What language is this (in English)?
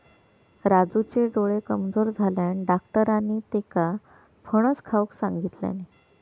Marathi